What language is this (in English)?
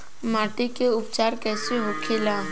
Bhojpuri